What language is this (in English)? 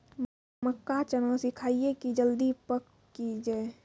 Maithili